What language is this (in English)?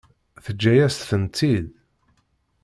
Kabyle